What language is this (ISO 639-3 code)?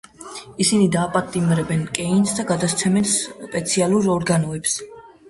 kat